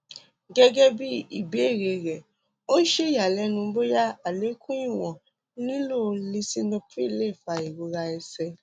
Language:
Yoruba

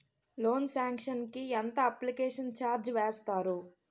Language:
Telugu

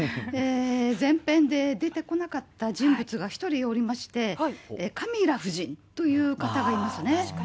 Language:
Japanese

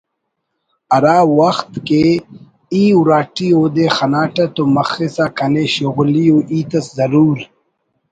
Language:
Brahui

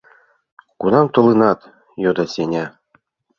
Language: Mari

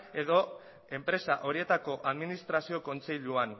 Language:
Basque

